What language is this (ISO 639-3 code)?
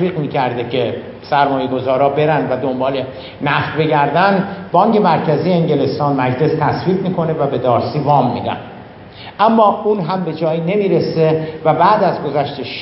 fas